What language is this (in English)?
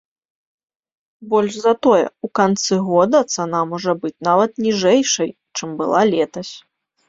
Belarusian